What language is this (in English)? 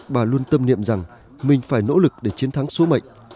Vietnamese